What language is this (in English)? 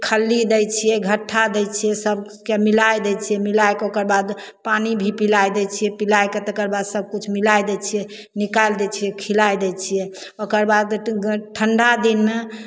Maithili